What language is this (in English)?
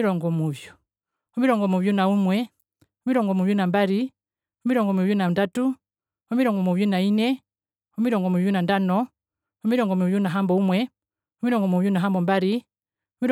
Herero